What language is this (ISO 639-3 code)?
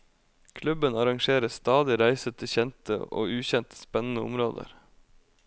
nor